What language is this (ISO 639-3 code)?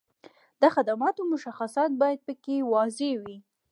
pus